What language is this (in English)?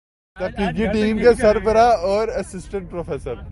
Urdu